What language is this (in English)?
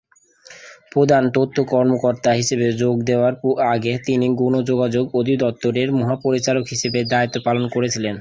Bangla